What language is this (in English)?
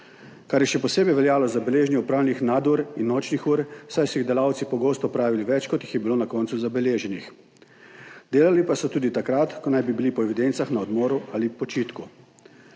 Slovenian